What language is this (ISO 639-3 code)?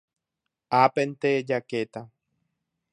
grn